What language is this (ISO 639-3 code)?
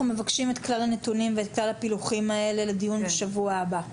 heb